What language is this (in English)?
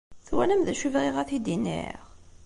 Kabyle